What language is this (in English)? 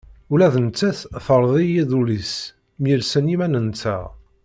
Kabyle